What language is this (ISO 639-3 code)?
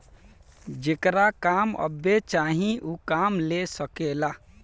bho